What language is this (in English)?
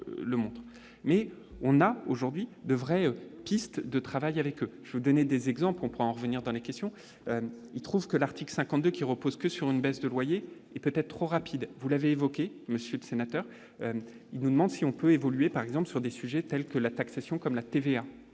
French